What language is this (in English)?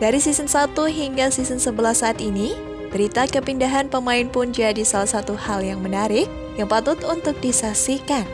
Indonesian